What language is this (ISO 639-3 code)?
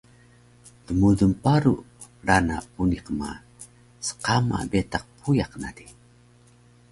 trv